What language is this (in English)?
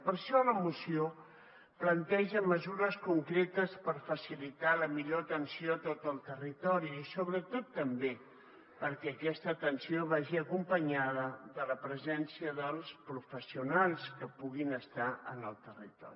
Catalan